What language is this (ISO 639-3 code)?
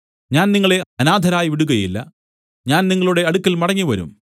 mal